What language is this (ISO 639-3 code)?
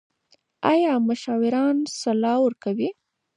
pus